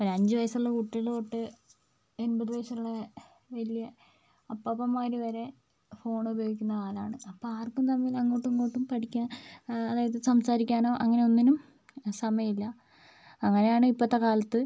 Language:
Malayalam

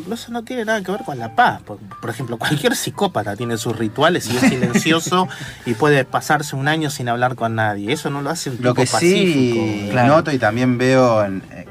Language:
Spanish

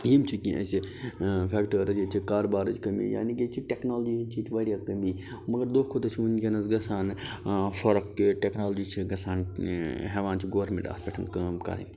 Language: Kashmiri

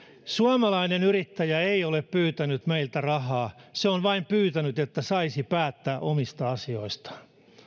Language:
Finnish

